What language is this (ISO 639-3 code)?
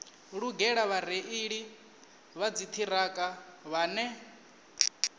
ven